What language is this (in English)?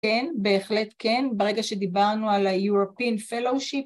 Hebrew